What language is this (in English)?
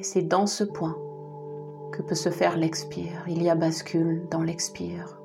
French